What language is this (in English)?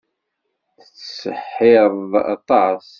Kabyle